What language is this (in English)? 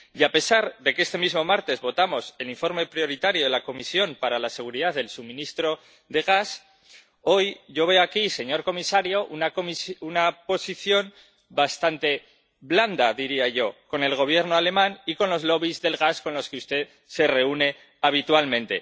Spanish